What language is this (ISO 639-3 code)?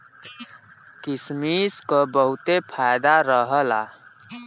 bho